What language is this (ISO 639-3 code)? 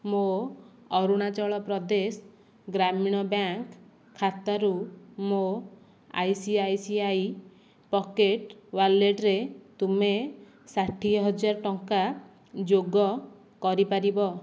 ori